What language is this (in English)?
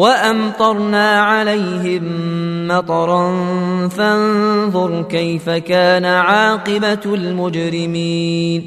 Arabic